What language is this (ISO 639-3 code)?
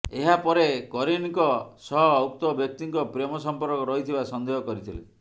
ori